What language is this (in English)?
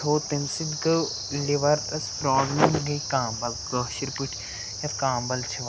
Kashmiri